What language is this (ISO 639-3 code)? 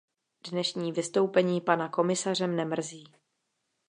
ces